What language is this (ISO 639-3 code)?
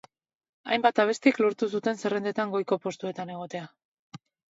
eus